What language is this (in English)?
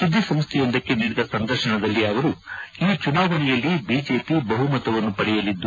Kannada